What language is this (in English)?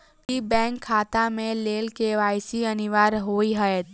Maithili